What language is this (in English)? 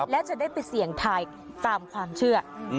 Thai